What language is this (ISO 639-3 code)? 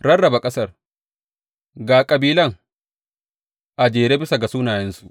hau